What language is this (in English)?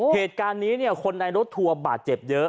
Thai